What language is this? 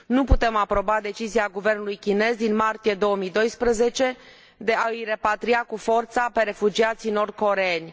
Romanian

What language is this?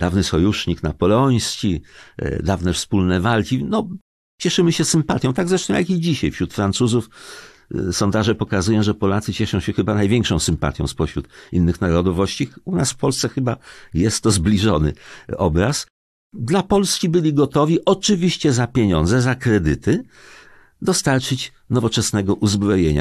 Polish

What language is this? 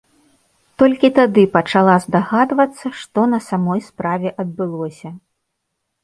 Belarusian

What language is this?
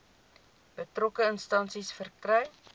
Afrikaans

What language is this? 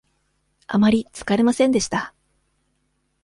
Japanese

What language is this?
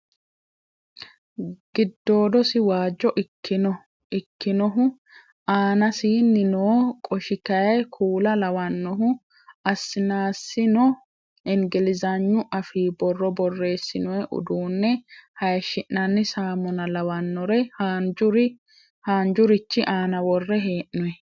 Sidamo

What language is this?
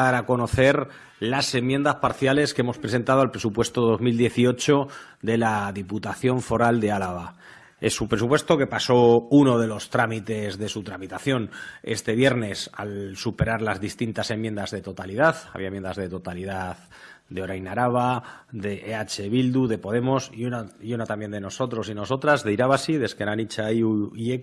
Spanish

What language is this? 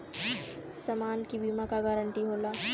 Bhojpuri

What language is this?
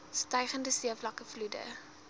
Afrikaans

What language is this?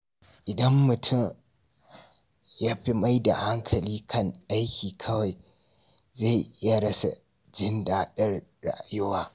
Hausa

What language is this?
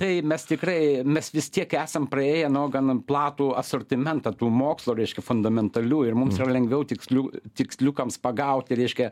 Lithuanian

